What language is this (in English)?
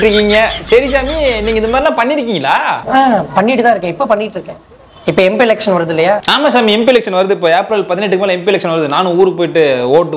Thai